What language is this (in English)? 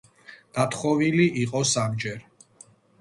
Georgian